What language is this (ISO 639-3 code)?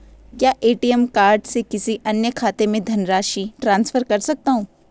hin